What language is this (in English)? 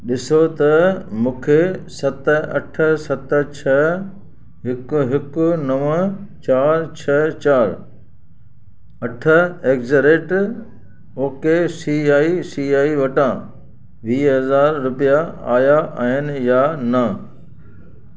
Sindhi